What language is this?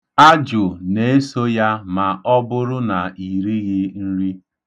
Igbo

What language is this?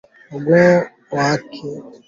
Swahili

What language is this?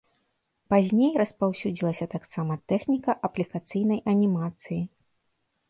Belarusian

